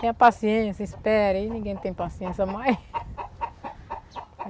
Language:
Portuguese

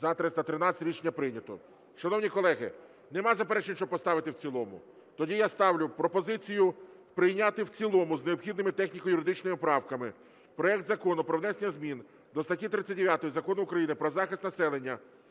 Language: Ukrainian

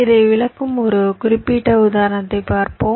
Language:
Tamil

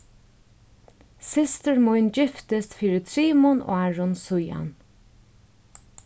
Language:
Faroese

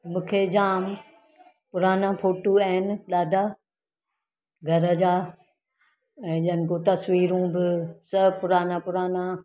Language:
Sindhi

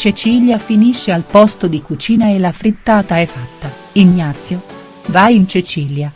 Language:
Italian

